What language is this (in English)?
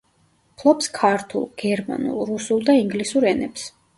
Georgian